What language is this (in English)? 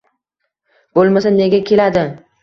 Uzbek